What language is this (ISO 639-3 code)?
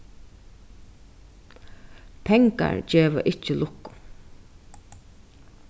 fao